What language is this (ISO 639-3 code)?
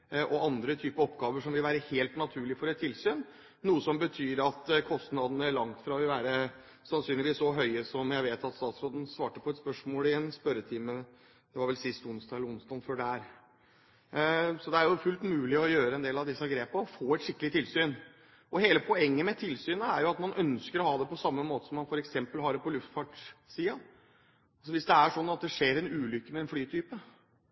nob